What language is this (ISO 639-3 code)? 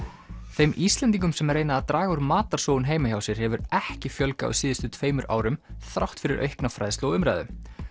isl